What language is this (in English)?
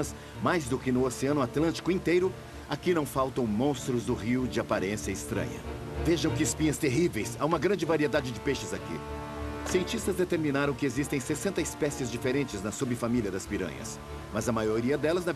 Portuguese